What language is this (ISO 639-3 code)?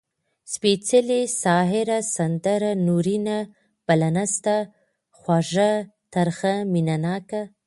pus